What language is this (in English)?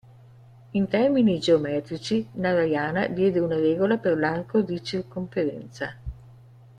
Italian